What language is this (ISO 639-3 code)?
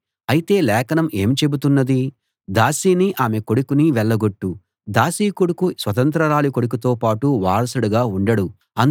tel